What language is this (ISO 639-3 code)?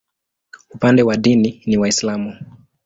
swa